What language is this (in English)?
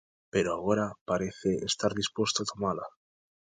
Galician